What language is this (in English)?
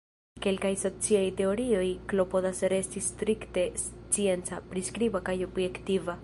Esperanto